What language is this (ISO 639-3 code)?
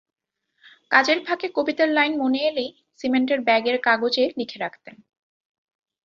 ben